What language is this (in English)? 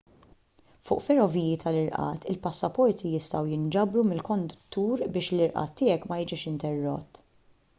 Maltese